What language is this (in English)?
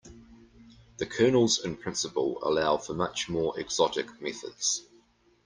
English